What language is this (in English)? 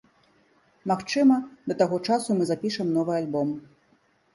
Belarusian